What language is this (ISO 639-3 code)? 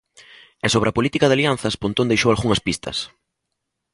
glg